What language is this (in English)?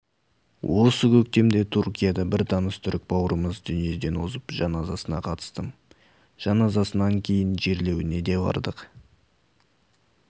Kazakh